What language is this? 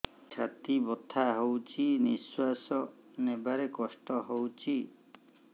Odia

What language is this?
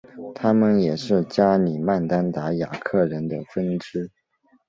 Chinese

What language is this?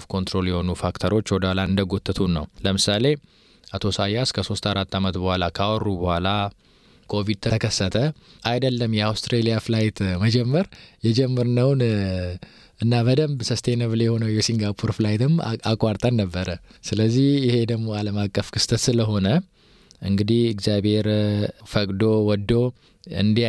Amharic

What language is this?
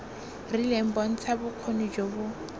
Tswana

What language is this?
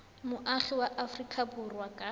Tswana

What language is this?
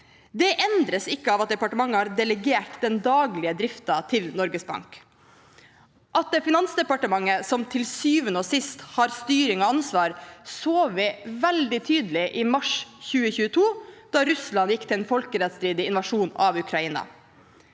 Norwegian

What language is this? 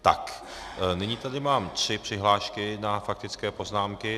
Czech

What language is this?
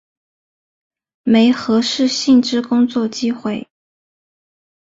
Chinese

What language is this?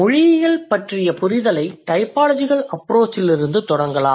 Tamil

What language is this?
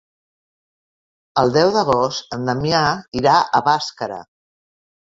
Catalan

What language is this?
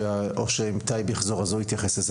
Hebrew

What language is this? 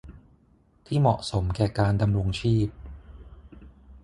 Thai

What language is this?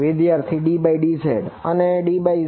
Gujarati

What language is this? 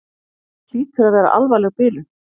Icelandic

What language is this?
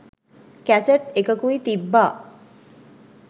Sinhala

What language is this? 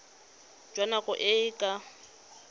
Tswana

